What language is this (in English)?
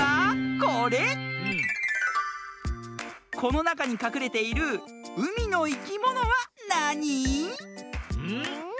Japanese